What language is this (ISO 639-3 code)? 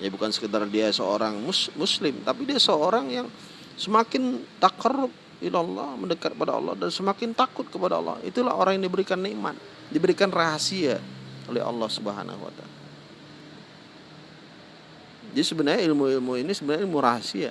ind